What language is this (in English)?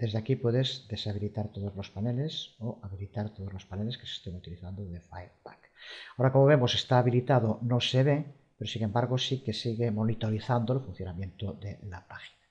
Spanish